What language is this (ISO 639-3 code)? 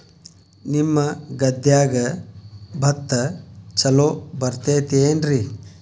kan